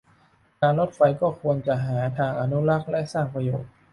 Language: Thai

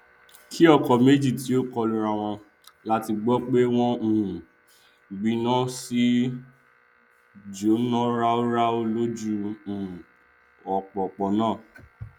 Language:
Yoruba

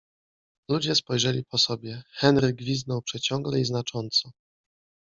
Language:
Polish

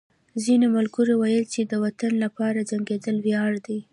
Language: Pashto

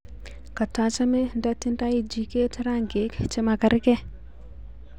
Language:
Kalenjin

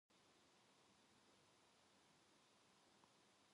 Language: Korean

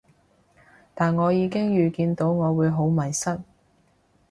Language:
Cantonese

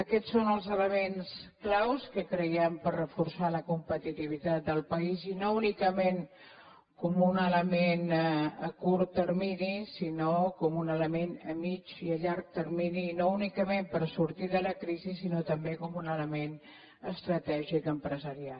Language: Catalan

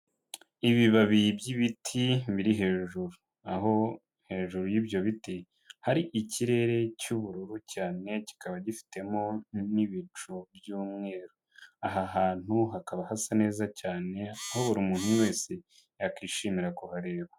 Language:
Kinyarwanda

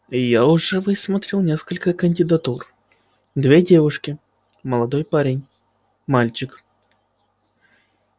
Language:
Russian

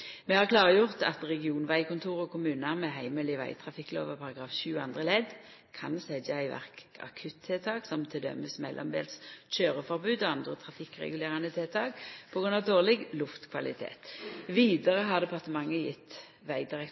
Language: Norwegian Nynorsk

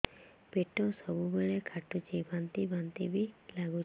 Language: Odia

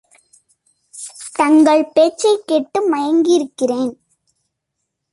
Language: Tamil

